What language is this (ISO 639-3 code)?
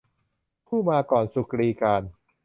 tha